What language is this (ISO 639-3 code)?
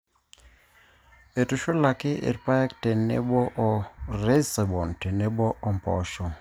mas